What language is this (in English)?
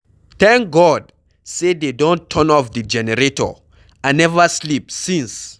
Nigerian Pidgin